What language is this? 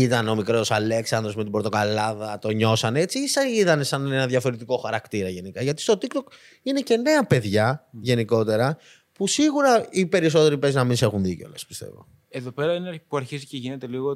Greek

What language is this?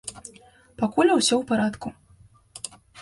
Belarusian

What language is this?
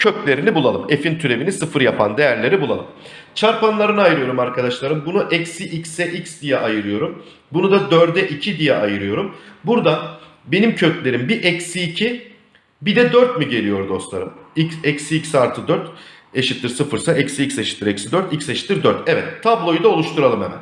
Turkish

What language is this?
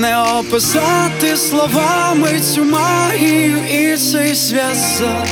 Ukrainian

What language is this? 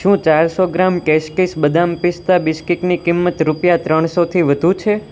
Gujarati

